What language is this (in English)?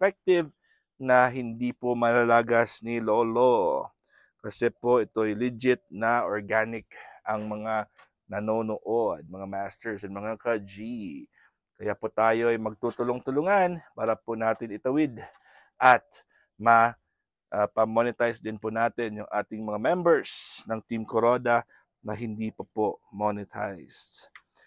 Filipino